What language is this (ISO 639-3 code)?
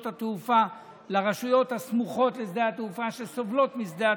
heb